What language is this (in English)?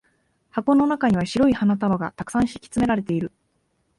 Japanese